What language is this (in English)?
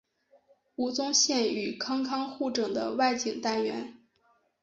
Chinese